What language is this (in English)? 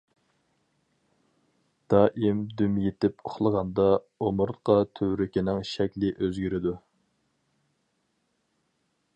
Uyghur